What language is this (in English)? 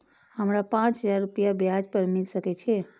Maithili